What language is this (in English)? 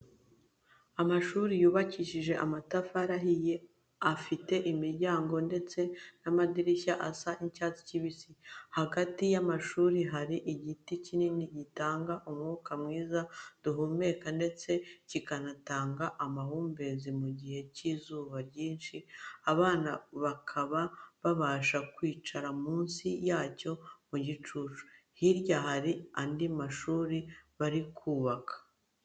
Kinyarwanda